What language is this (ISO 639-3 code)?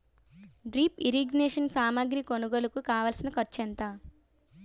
tel